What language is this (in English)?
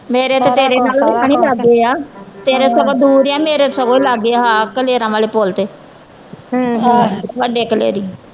Punjabi